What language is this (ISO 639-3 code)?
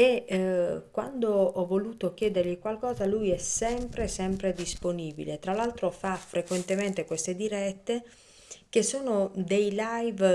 ita